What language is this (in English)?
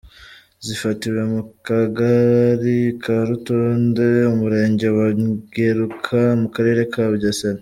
Kinyarwanda